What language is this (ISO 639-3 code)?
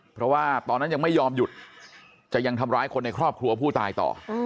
tha